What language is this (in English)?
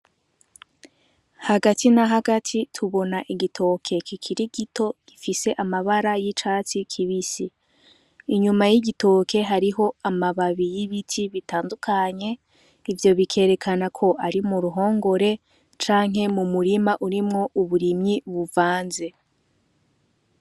Rundi